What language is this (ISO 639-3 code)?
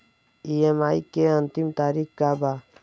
bho